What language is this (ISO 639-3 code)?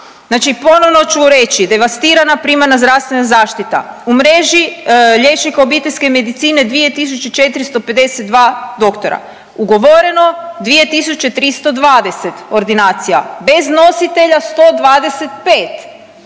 hrv